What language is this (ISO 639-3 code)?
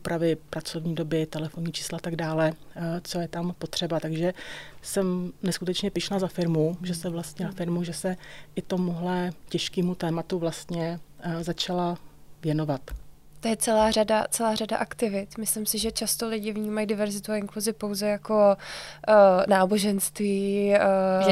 ces